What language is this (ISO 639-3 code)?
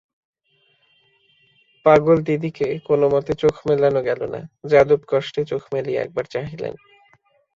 ben